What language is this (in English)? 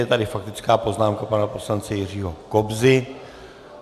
Czech